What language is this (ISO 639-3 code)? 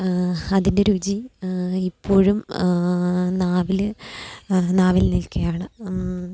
mal